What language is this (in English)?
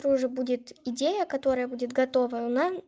Russian